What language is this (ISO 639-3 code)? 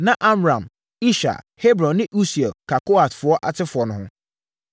aka